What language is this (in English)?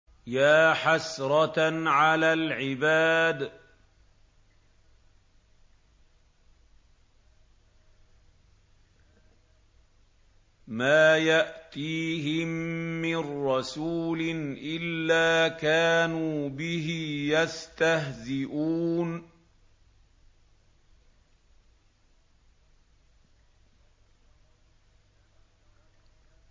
Arabic